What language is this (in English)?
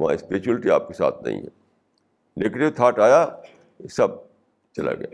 Urdu